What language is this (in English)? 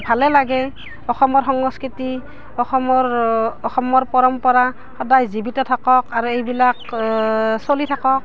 Assamese